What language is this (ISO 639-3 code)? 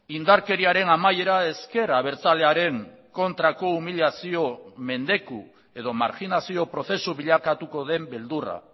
eus